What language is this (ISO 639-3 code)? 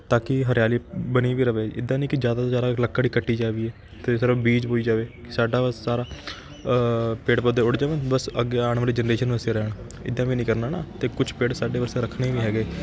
pan